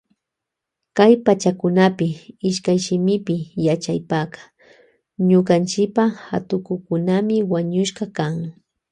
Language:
Loja Highland Quichua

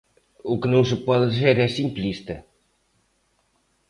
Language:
Galician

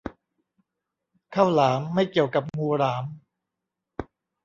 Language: Thai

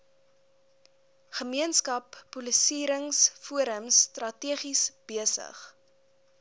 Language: Afrikaans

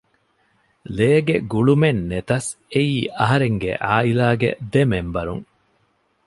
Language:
Divehi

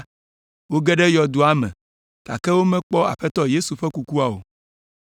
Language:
Ewe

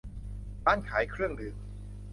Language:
Thai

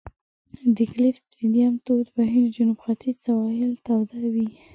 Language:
Pashto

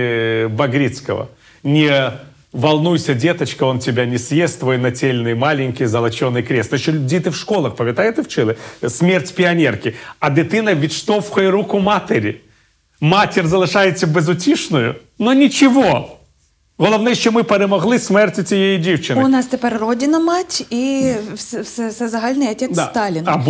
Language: Ukrainian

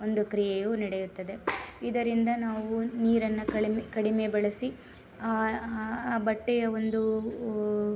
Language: Kannada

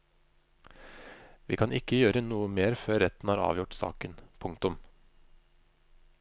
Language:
Norwegian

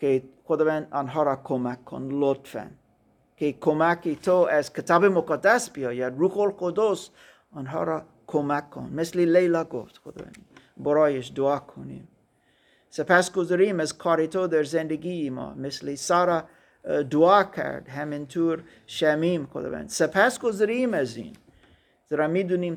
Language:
Persian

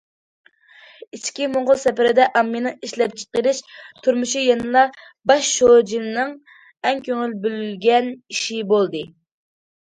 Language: Uyghur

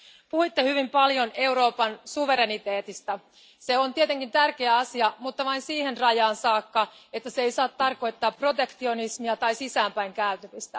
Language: Finnish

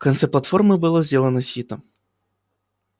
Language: Russian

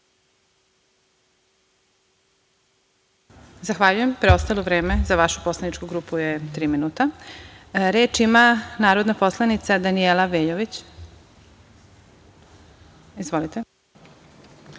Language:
Serbian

